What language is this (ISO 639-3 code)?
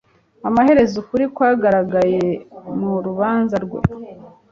kin